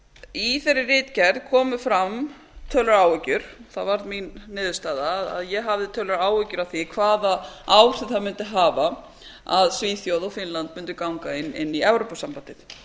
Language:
Icelandic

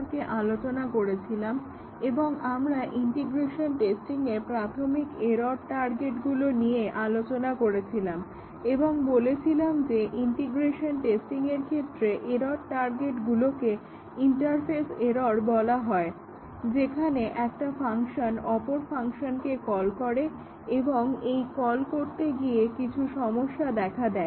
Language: Bangla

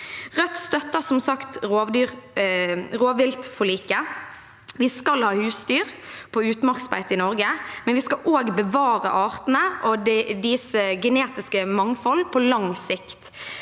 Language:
Norwegian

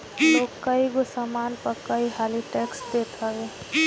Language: Bhojpuri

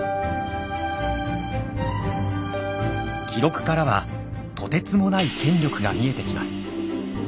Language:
Japanese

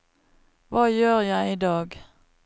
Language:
Norwegian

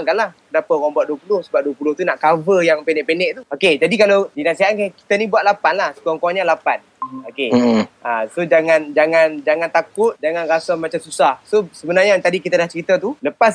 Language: Malay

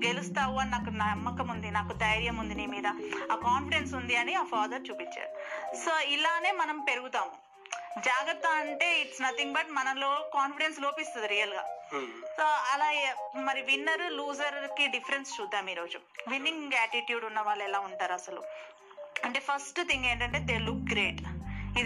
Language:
Telugu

